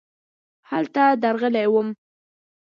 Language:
Pashto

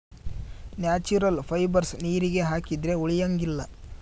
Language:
Kannada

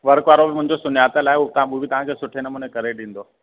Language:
Sindhi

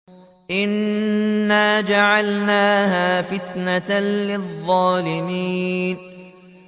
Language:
Arabic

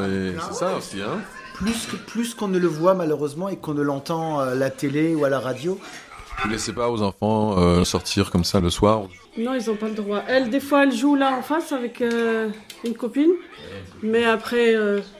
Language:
French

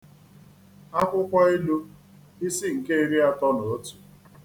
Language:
Igbo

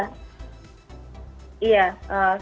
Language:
Indonesian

